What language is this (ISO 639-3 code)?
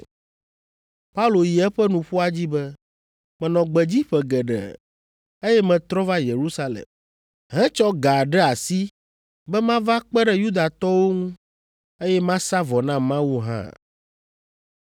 ewe